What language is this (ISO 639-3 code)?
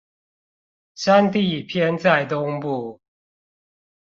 zho